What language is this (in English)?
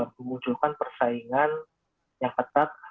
Indonesian